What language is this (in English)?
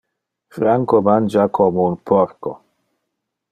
Interlingua